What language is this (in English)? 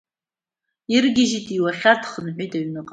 Abkhazian